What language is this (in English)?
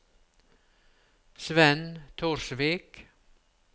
Norwegian